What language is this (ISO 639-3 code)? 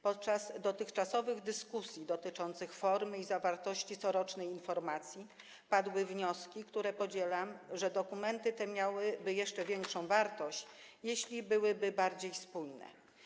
pol